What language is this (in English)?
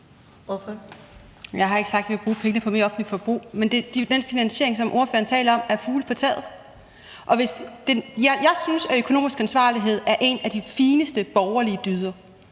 Danish